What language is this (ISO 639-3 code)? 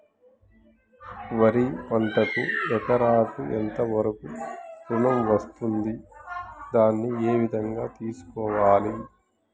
tel